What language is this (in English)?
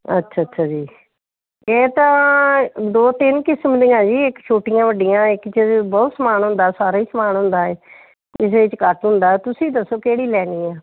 Punjabi